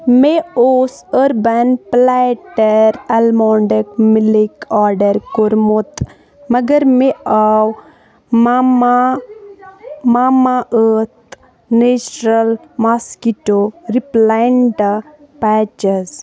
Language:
Kashmiri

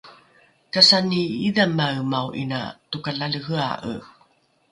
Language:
Rukai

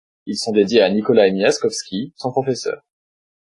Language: French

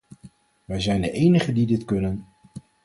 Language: Dutch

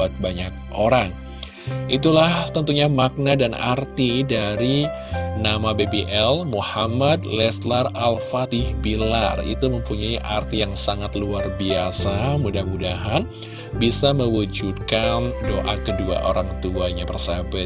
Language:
Indonesian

